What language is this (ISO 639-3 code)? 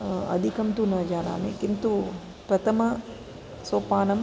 san